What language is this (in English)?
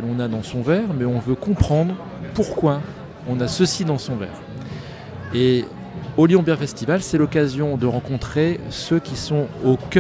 French